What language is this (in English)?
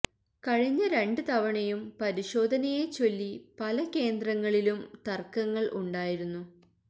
Malayalam